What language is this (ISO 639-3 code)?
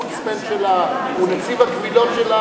heb